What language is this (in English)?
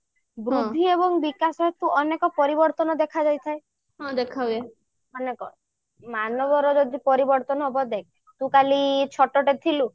Odia